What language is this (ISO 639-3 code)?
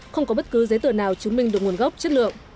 vie